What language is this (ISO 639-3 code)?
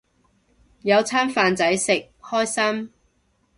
yue